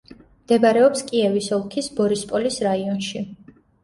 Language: Georgian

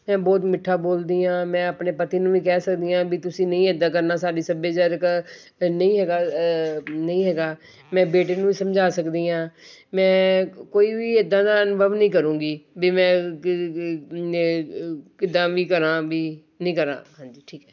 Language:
Punjabi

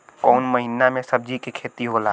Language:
Bhojpuri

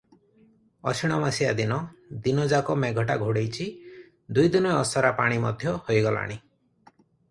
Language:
Odia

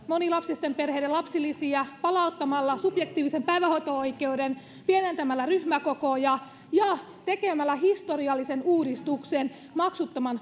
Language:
Finnish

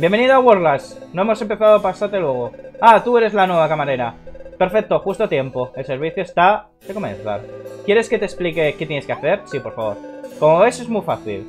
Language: Spanish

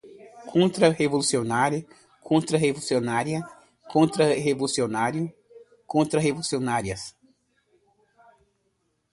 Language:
Portuguese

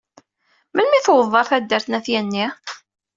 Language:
Kabyle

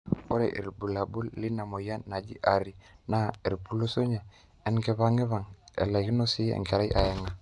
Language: Masai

